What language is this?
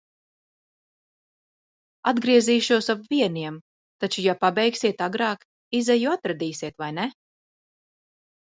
Latvian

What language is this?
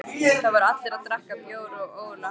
Icelandic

